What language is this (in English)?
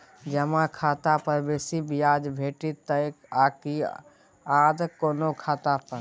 Maithili